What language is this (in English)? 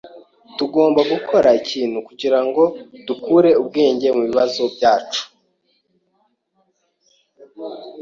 Kinyarwanda